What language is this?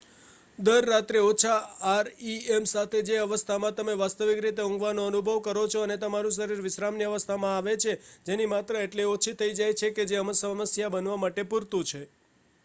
Gujarati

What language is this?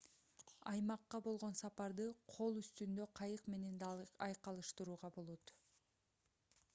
Kyrgyz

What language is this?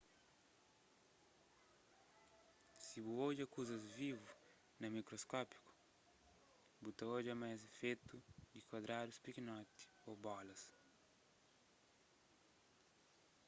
Kabuverdianu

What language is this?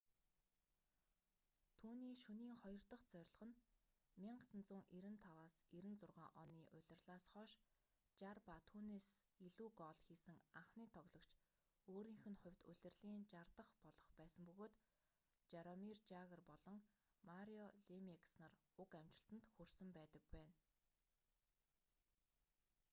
Mongolian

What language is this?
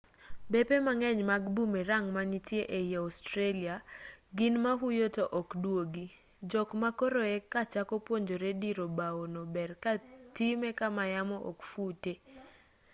Luo (Kenya and Tanzania)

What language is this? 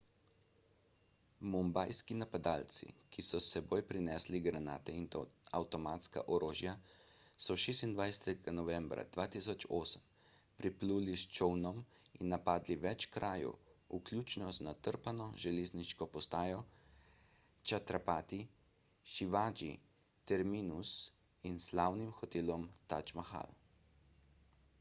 Slovenian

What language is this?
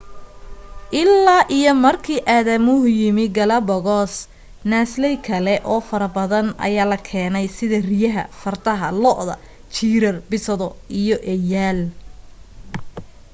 Somali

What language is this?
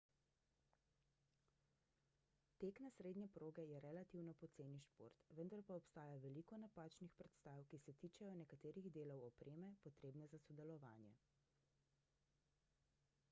Slovenian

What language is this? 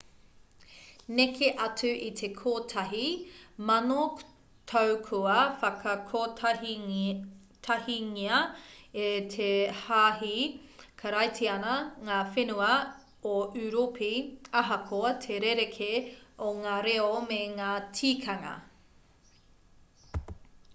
Māori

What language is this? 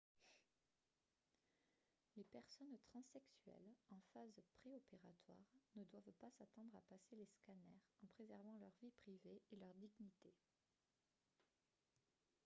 French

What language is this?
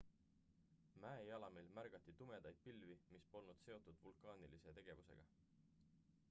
Estonian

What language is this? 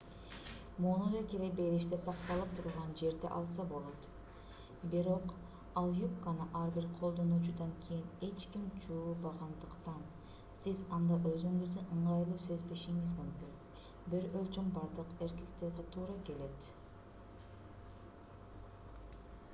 Kyrgyz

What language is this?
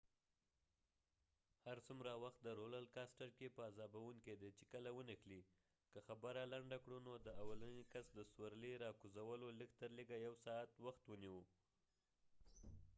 Pashto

